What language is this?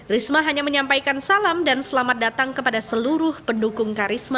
Indonesian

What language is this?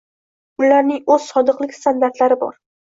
Uzbek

